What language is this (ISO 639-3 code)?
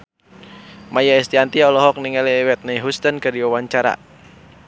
sun